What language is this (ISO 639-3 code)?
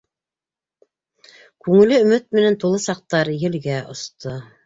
bak